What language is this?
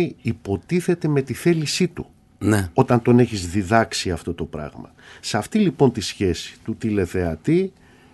Greek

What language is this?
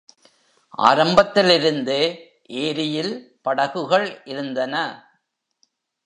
Tamil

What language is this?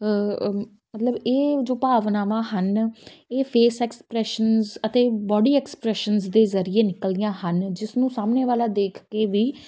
Punjabi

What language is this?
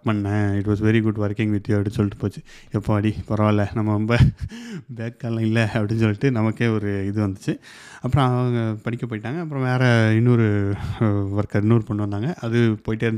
Tamil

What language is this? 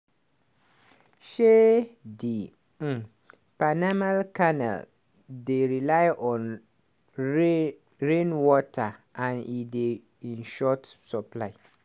Nigerian Pidgin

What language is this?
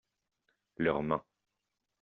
French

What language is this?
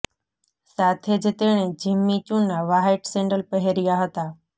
Gujarati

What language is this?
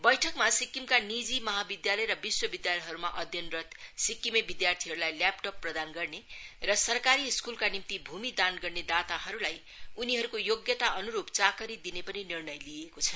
Nepali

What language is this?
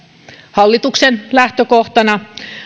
Finnish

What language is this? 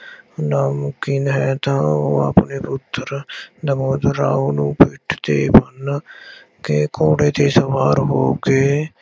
Punjabi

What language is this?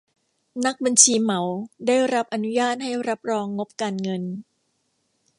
Thai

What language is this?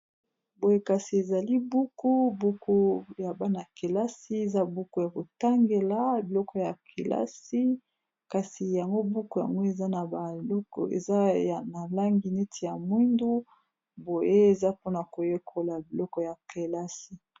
Lingala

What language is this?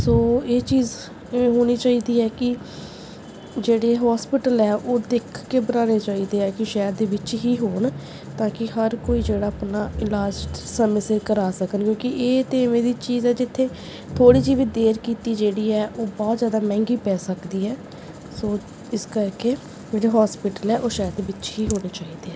Punjabi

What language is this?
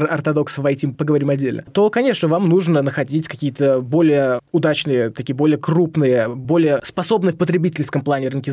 Russian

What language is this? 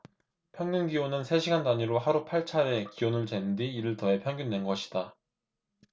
Korean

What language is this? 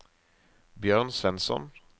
Norwegian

